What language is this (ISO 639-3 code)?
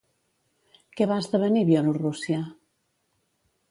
cat